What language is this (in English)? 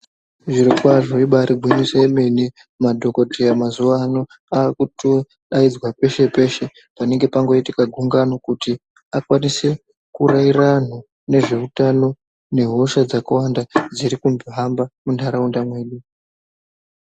Ndau